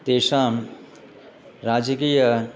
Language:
Sanskrit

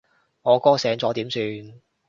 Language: Cantonese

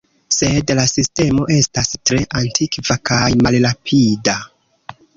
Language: Esperanto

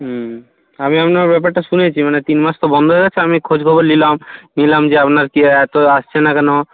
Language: Bangla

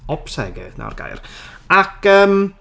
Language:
Welsh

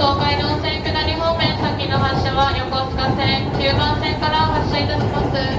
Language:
Japanese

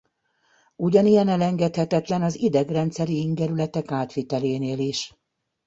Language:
Hungarian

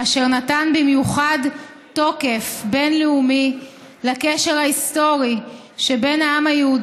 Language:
Hebrew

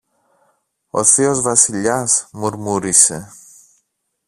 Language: Greek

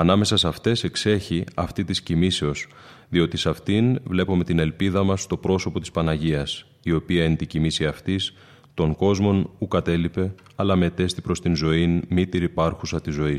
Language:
Greek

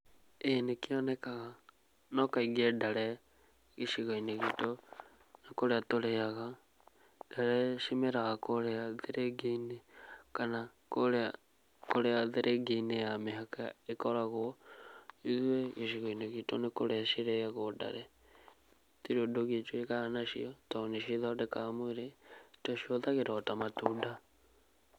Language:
Kikuyu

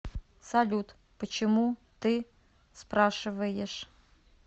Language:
Russian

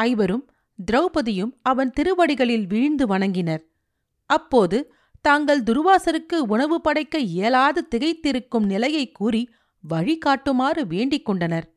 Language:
Tamil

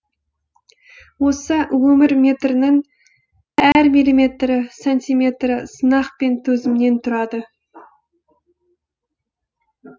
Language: Kazakh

